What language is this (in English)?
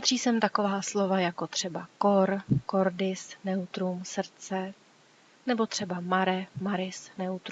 Czech